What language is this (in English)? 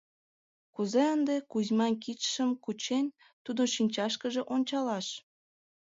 Mari